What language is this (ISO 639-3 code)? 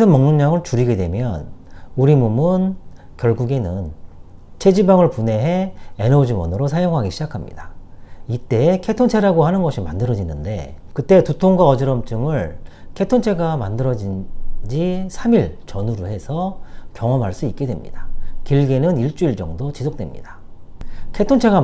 kor